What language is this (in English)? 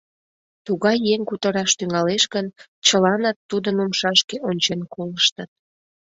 Mari